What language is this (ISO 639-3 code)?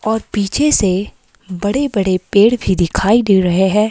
hin